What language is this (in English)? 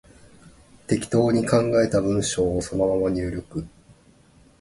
Japanese